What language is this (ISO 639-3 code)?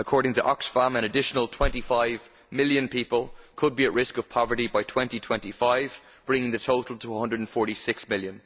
eng